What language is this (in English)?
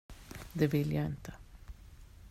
Swedish